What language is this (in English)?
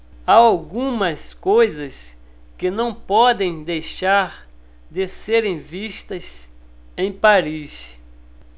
Portuguese